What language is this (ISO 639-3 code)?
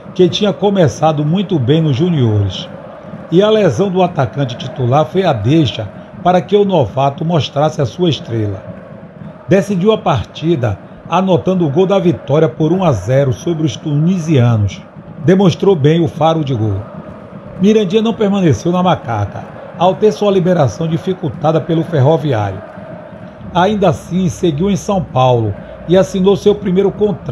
por